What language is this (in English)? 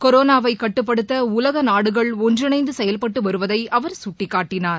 Tamil